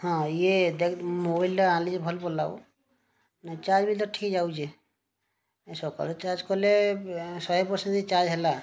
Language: Odia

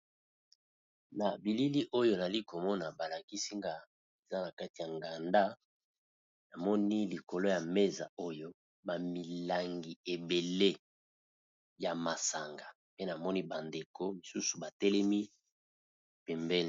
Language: Lingala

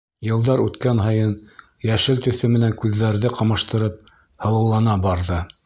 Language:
Bashkir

